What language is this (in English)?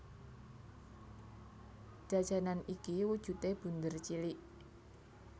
Javanese